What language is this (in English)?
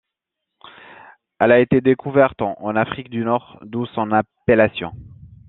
French